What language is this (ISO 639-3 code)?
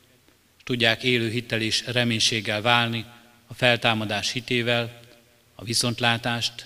hun